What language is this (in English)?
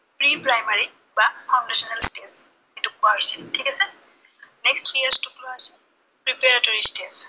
Assamese